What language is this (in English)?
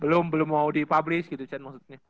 Indonesian